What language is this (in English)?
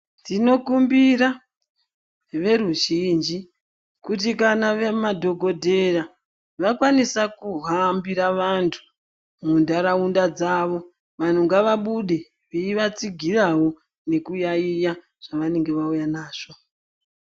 Ndau